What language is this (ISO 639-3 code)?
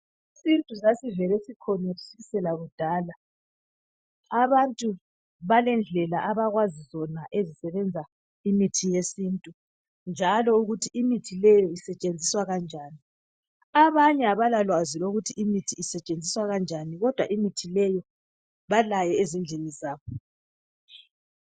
nde